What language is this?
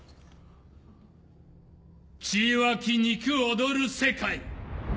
Japanese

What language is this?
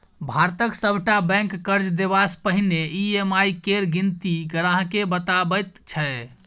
Maithili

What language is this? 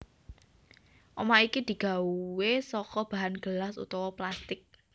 Javanese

